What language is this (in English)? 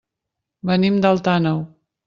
Catalan